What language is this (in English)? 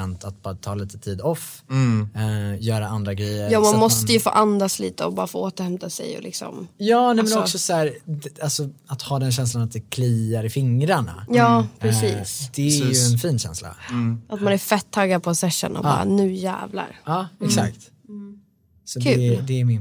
Swedish